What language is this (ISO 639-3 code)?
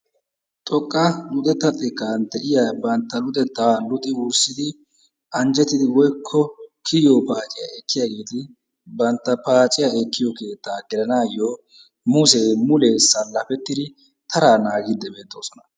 wal